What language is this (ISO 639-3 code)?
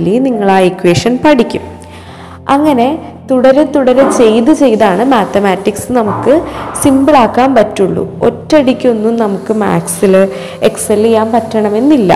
mal